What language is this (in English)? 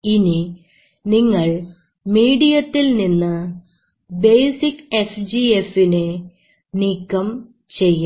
Malayalam